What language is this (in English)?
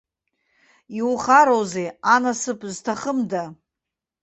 Abkhazian